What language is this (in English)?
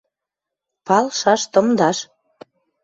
Western Mari